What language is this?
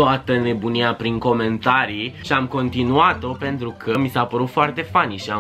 Romanian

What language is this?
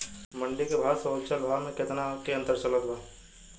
Bhojpuri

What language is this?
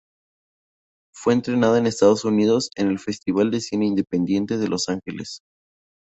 Spanish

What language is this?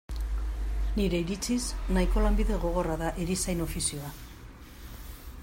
Basque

